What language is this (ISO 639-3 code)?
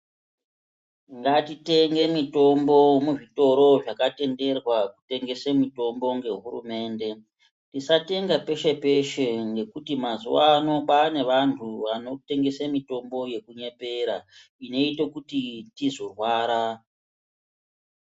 ndc